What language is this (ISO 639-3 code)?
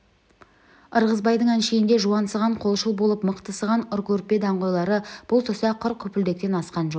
kaz